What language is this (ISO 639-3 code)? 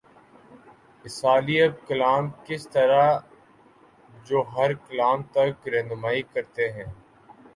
urd